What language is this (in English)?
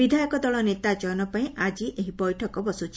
Odia